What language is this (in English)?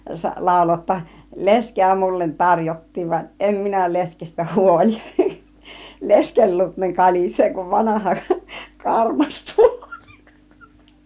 Finnish